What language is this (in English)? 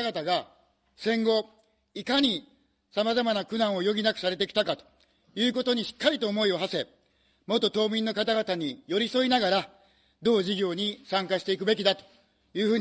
Japanese